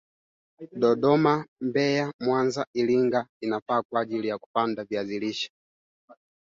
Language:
Swahili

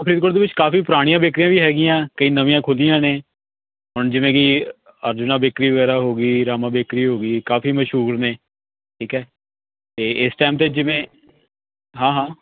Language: Punjabi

